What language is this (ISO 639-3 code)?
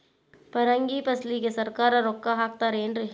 kan